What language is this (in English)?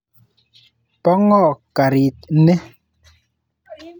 Kalenjin